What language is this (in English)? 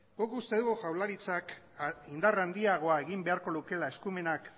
Basque